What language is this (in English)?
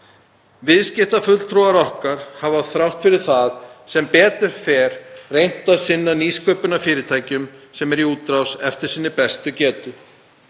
Icelandic